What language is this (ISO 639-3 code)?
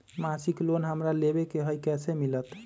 mag